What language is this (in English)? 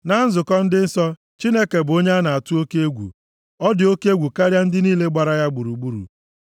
Igbo